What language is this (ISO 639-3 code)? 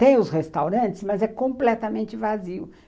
por